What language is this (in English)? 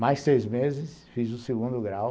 Portuguese